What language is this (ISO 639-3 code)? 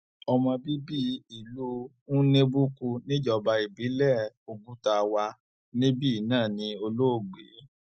yor